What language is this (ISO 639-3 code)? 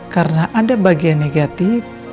ind